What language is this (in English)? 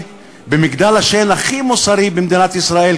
Hebrew